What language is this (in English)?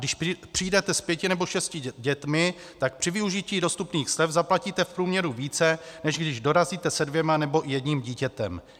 Czech